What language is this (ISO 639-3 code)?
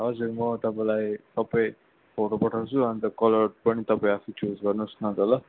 nep